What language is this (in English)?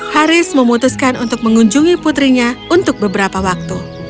Indonesian